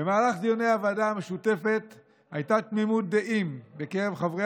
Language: Hebrew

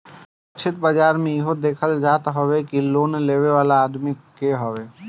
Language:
Bhojpuri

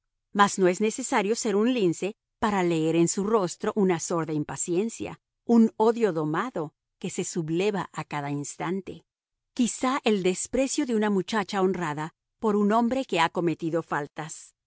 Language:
Spanish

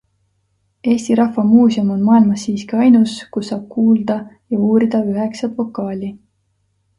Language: Estonian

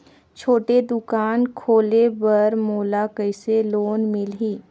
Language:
Chhattisgarhi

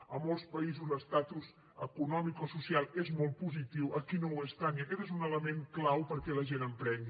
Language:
Catalan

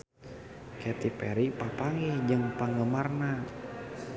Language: Sundanese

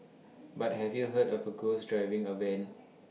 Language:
English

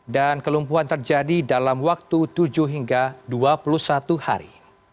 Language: Indonesian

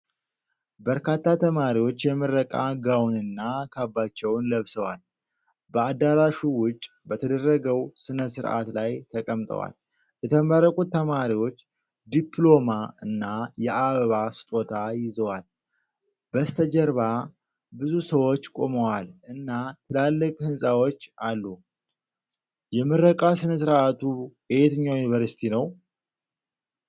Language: Amharic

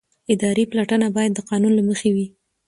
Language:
Pashto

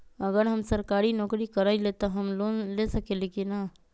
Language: Magahi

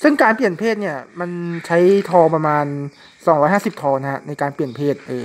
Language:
Thai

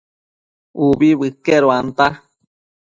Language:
Matsés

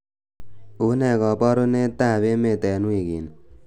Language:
Kalenjin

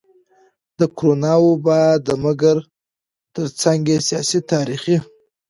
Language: Pashto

